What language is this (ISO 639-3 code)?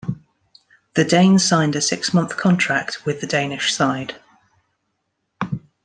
eng